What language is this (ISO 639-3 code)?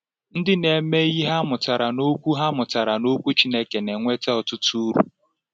ibo